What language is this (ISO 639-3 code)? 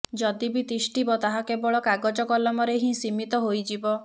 ori